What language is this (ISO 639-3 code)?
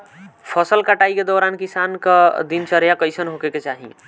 bho